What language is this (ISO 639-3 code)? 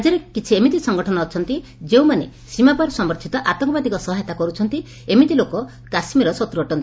ori